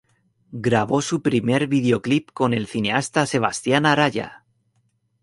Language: Spanish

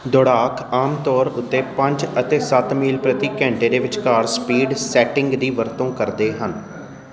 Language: Punjabi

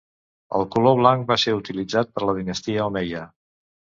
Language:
Catalan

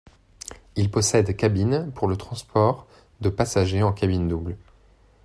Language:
French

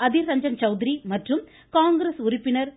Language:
Tamil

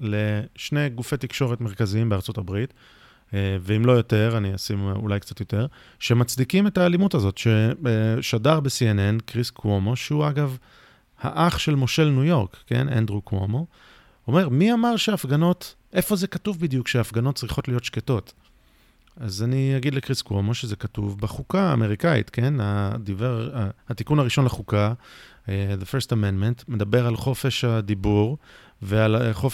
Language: Hebrew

